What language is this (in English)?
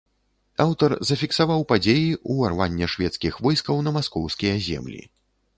Belarusian